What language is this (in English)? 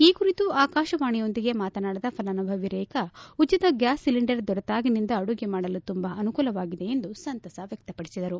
Kannada